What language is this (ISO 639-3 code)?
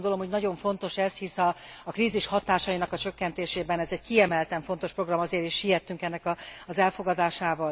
hun